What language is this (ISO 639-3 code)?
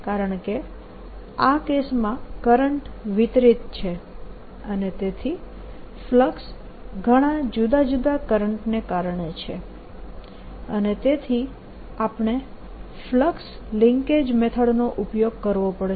guj